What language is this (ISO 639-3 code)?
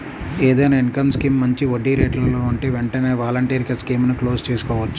tel